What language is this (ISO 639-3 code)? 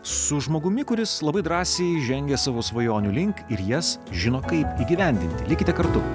lit